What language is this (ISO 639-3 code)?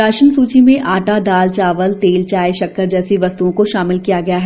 hin